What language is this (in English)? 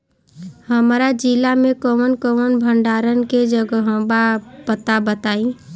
Bhojpuri